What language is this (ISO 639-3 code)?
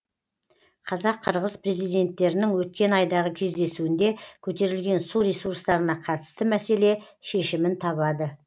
kaz